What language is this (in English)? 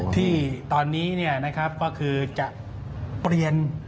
Thai